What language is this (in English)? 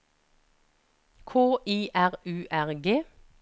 Norwegian